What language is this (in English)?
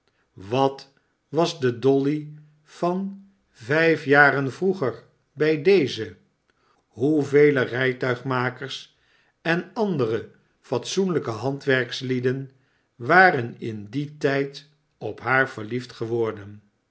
Dutch